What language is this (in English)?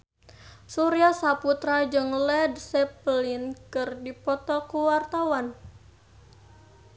Sundanese